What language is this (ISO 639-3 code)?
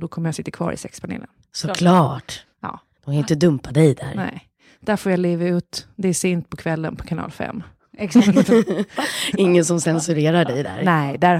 swe